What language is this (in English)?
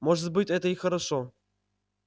Russian